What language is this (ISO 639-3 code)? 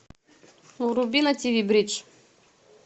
rus